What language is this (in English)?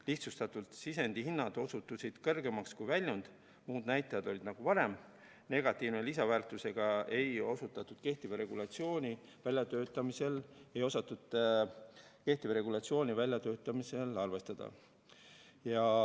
Estonian